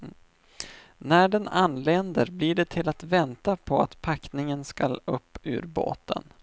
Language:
Swedish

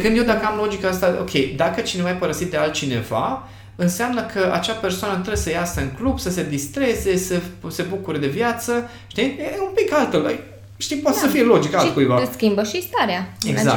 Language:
Romanian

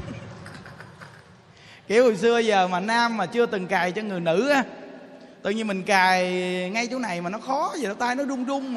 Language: Vietnamese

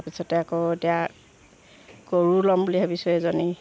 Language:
Assamese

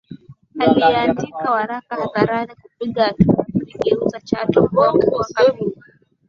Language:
Swahili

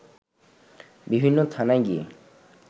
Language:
Bangla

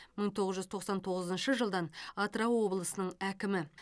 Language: Kazakh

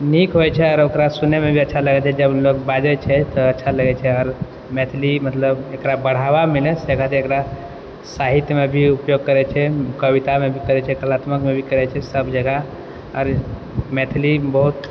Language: Maithili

